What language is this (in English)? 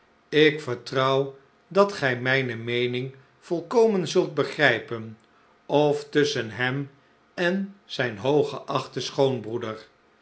Dutch